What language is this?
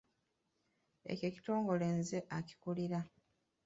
Ganda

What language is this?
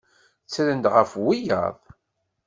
Kabyle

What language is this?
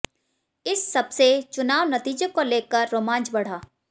Hindi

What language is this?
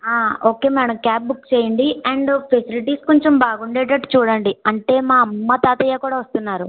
Telugu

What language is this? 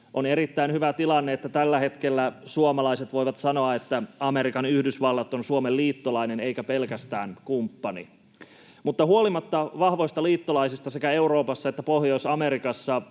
Finnish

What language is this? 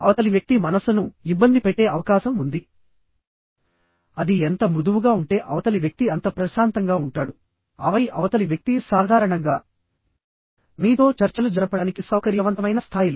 Telugu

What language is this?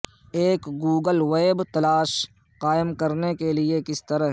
Urdu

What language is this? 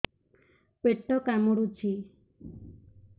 Odia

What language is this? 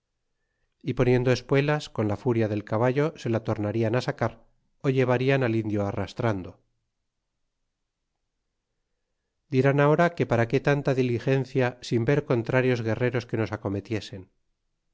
Spanish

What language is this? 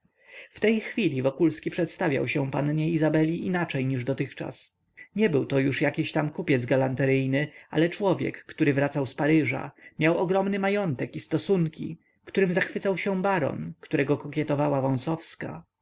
Polish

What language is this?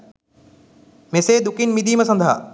Sinhala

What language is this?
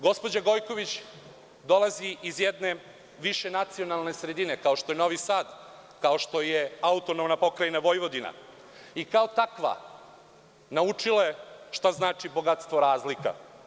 Serbian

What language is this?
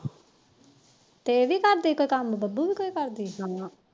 Punjabi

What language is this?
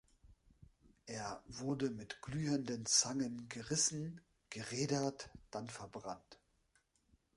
German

